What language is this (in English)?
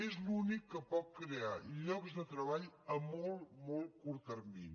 Catalan